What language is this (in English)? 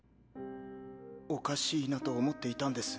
Japanese